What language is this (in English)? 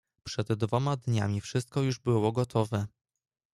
Polish